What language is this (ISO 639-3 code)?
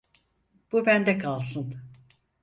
tur